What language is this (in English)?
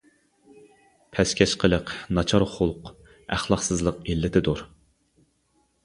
Uyghur